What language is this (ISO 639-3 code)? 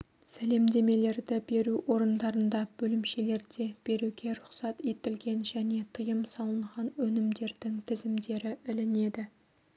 kaz